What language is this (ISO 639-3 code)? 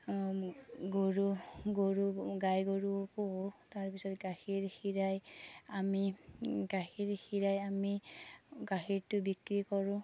asm